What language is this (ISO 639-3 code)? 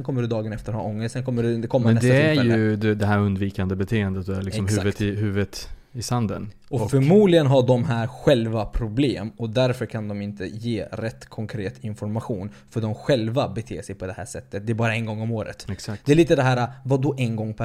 swe